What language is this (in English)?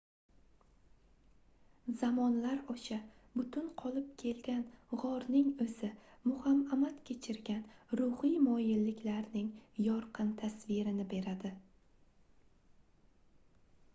Uzbek